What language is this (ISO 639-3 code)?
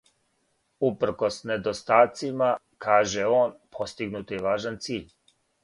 srp